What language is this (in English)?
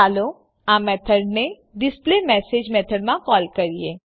Gujarati